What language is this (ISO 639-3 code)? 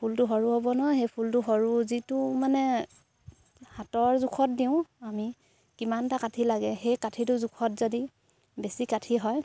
asm